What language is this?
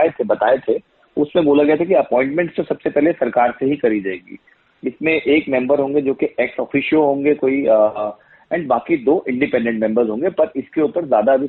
Hindi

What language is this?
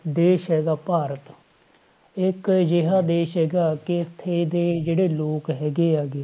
Punjabi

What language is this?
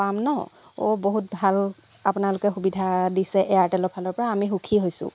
Assamese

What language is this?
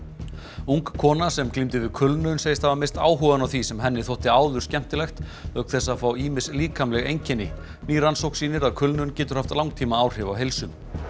Icelandic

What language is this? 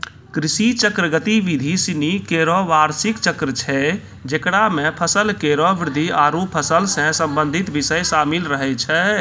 Maithili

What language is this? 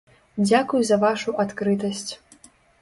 Belarusian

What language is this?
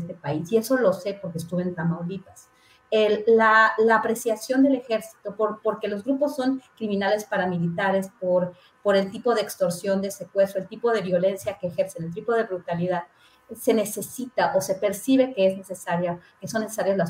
Spanish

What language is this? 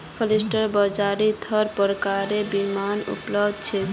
Magahi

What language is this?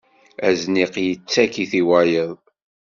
Kabyle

